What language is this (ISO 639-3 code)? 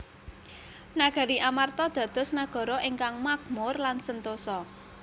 jav